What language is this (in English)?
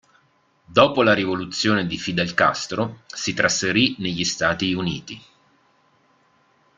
Italian